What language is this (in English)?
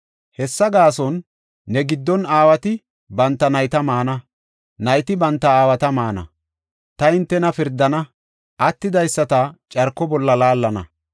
Gofa